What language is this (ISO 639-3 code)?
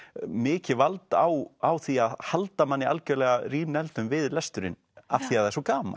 isl